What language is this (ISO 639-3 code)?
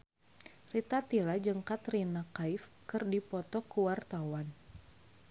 sun